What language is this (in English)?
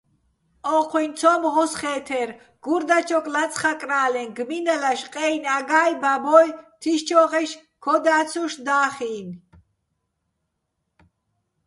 Bats